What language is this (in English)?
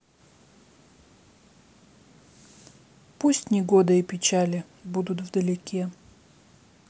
Russian